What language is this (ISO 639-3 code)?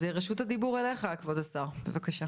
heb